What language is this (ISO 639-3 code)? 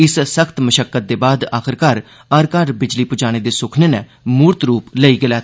doi